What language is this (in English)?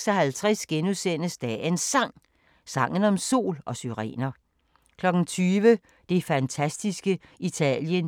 Danish